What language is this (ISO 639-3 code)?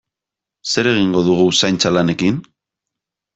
eus